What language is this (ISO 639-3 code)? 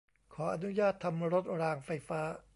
tha